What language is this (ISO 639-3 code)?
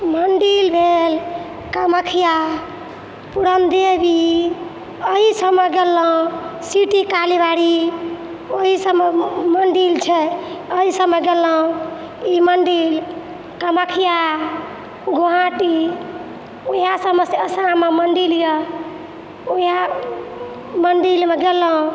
mai